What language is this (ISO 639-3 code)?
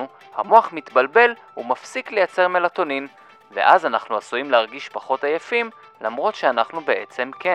heb